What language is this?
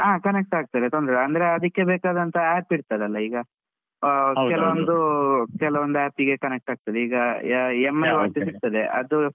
Kannada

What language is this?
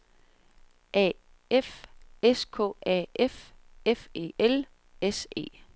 Danish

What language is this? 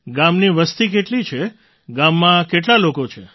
Gujarati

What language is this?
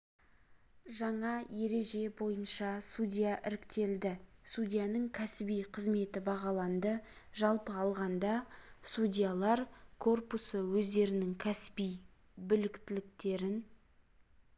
Kazakh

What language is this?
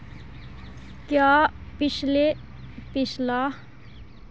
Dogri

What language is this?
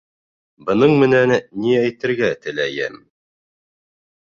Bashkir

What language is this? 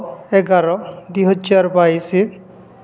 Odia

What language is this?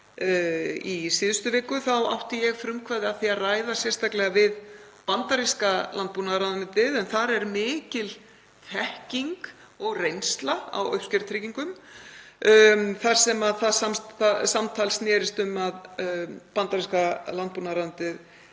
Icelandic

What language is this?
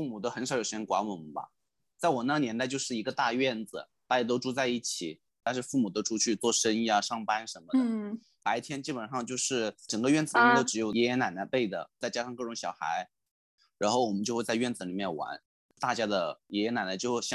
Chinese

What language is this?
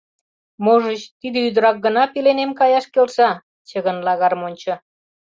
Mari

